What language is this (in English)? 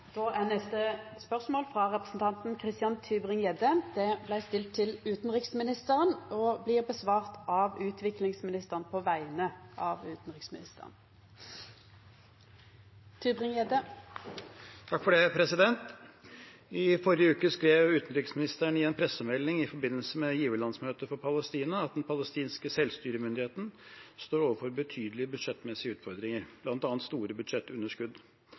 Norwegian